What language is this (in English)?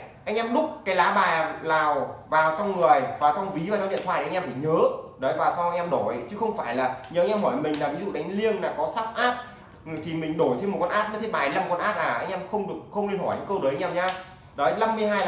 Vietnamese